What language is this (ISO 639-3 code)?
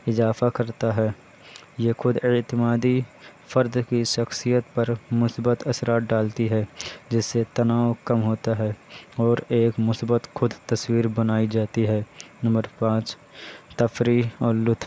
urd